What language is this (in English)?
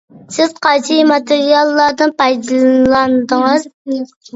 Uyghur